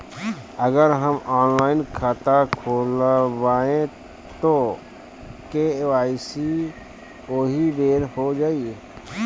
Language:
Bhojpuri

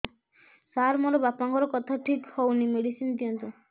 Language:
Odia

